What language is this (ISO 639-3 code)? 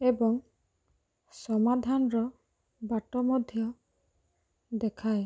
ori